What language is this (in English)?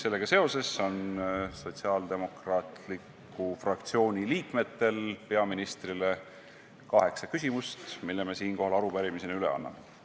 Estonian